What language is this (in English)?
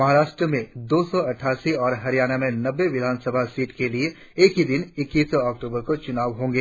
Hindi